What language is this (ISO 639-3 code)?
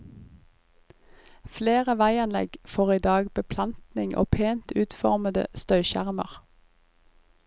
nor